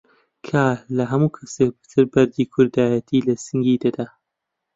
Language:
Central Kurdish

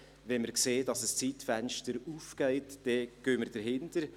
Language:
Swiss German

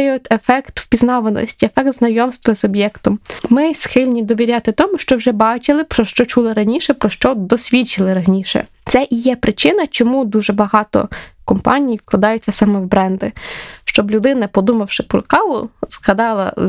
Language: Ukrainian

